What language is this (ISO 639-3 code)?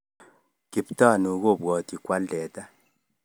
kln